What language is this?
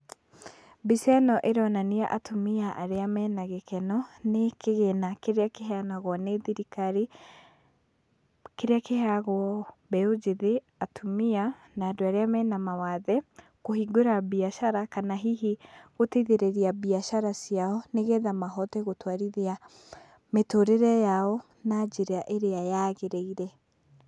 Kikuyu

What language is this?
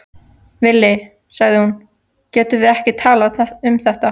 Icelandic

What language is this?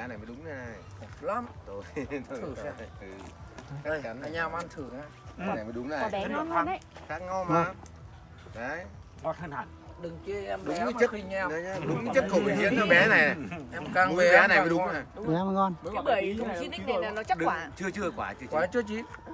Vietnamese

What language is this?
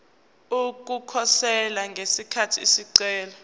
Zulu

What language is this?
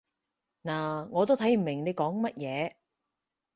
Cantonese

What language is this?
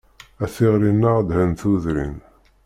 Kabyle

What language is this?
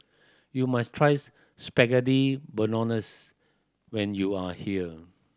English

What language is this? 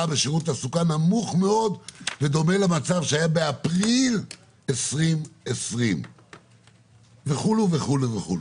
Hebrew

